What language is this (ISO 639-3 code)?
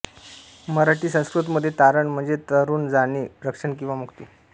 mar